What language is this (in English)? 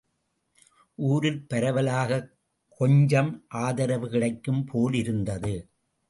Tamil